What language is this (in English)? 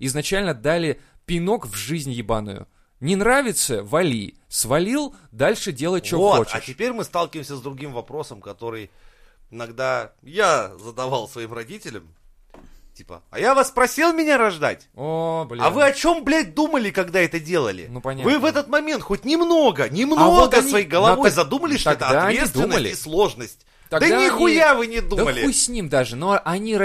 Russian